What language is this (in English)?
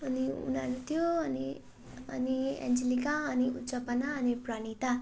Nepali